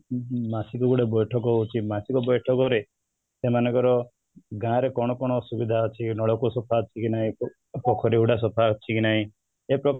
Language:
Odia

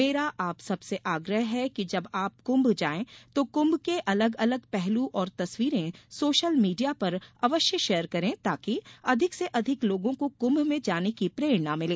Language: Hindi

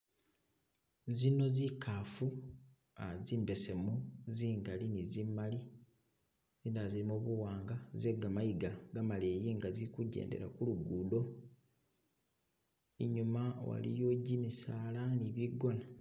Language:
Masaaba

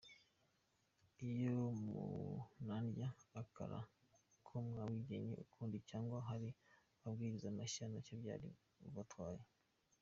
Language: Kinyarwanda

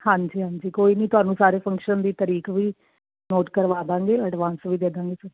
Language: Punjabi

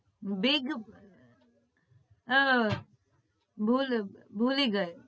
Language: Gujarati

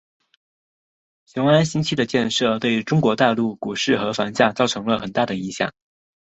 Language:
Chinese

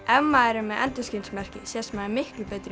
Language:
Icelandic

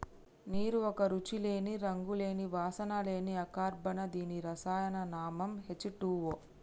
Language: Telugu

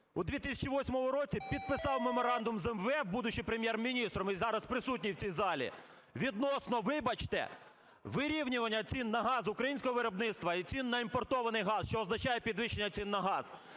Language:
Ukrainian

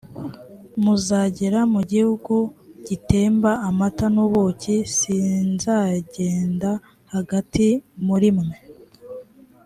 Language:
Kinyarwanda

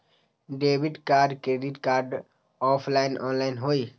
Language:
Magahi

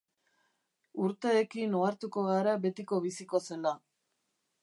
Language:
Basque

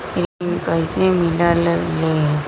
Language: Magahi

